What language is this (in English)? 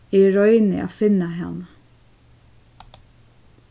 Faroese